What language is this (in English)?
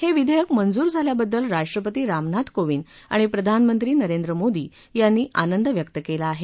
Marathi